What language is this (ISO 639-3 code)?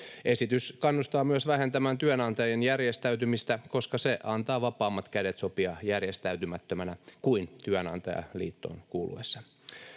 fin